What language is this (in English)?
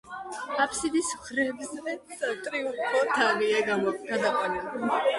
Georgian